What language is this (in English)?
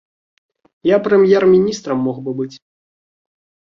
Belarusian